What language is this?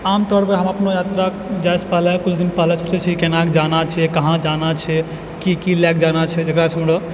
Maithili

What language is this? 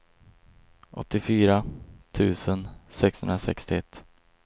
Swedish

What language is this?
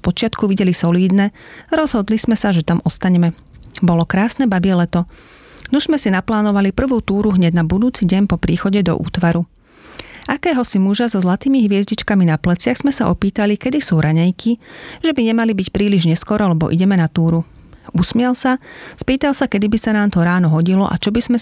Slovak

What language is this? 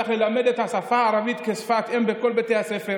Hebrew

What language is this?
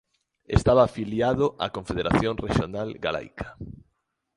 Galician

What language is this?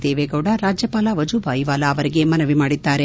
Kannada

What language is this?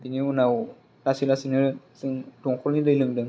Bodo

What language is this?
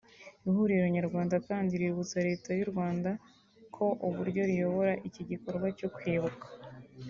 Kinyarwanda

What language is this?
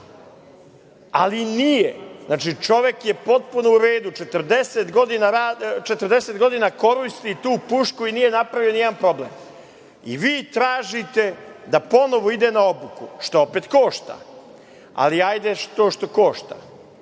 Serbian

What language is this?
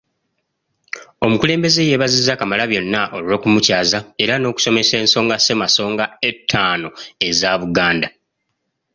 Ganda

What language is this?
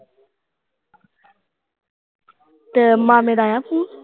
Punjabi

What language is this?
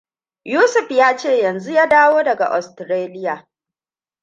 Hausa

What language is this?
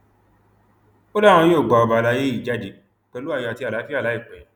Yoruba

